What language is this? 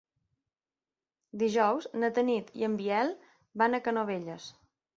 Catalan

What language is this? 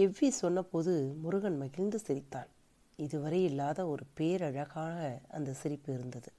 Tamil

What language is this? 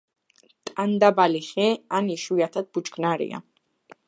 Georgian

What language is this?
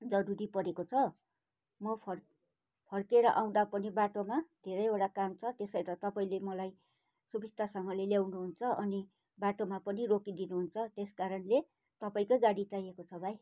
Nepali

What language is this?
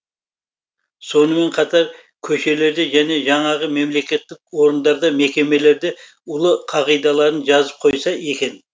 Kazakh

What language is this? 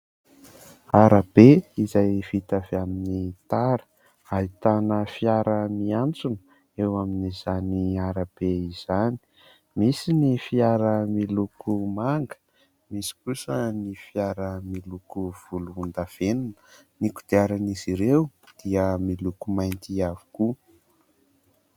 Malagasy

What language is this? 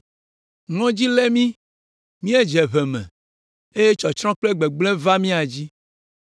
Ewe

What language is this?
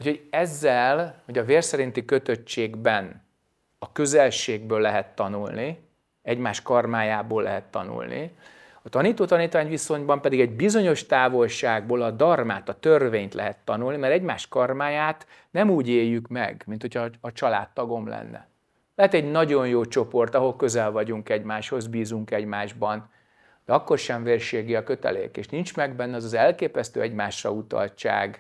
Hungarian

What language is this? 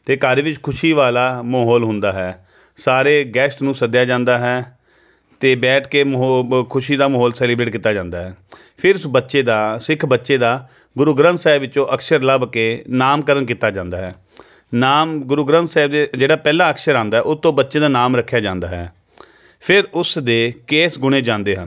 Punjabi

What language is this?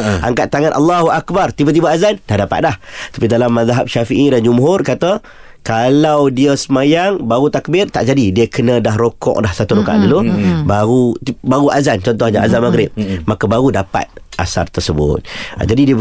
Malay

